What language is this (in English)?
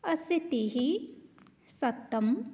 Sanskrit